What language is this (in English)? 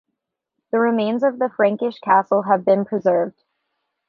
English